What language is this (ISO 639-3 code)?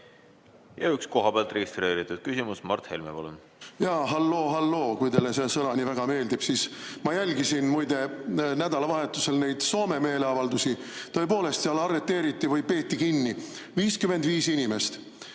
est